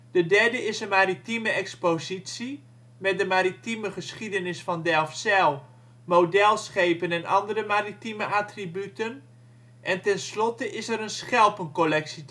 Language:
Dutch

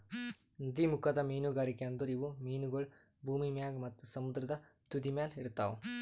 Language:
Kannada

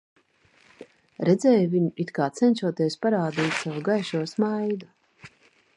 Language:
Latvian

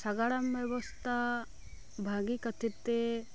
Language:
Santali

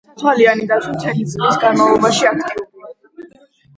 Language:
Georgian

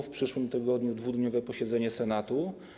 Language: Polish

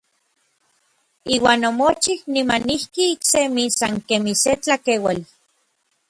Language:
Orizaba Nahuatl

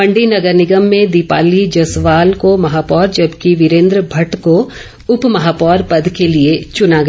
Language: Hindi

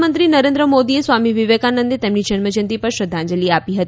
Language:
Gujarati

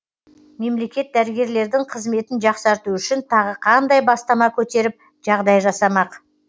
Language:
Kazakh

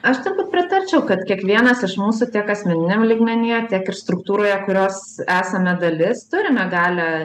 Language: Lithuanian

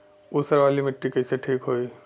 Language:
Bhojpuri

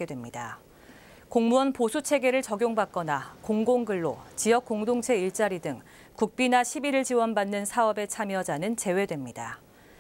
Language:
Korean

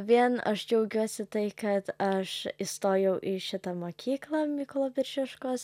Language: Lithuanian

